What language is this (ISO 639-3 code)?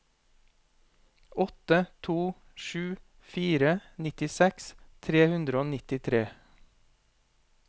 nor